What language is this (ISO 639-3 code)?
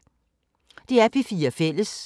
dan